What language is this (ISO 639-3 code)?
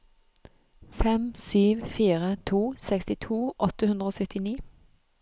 nor